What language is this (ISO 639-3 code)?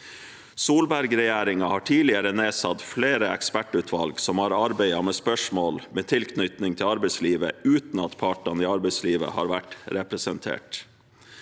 nor